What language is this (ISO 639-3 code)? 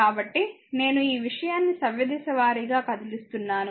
tel